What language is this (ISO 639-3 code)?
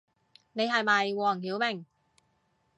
yue